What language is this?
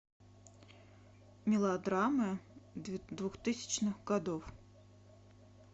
Russian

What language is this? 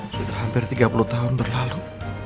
Indonesian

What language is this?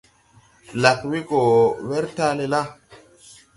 Tupuri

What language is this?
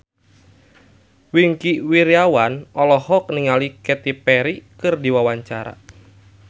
Sundanese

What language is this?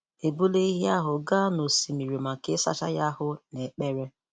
Igbo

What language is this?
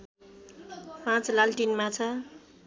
Nepali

